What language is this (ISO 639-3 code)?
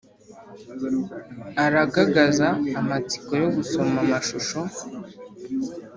kin